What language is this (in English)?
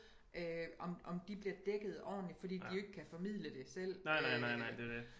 Danish